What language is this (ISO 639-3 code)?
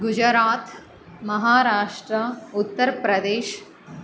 san